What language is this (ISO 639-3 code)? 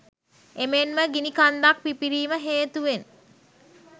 sin